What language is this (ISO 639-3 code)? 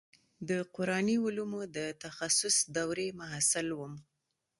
pus